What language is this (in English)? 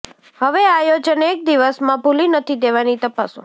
Gujarati